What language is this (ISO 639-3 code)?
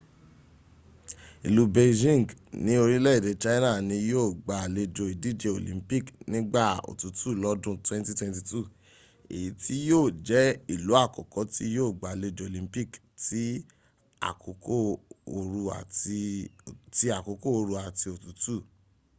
yor